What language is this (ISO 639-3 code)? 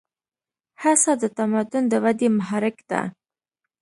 pus